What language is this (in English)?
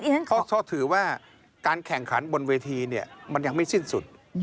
Thai